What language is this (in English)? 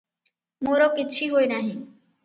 Odia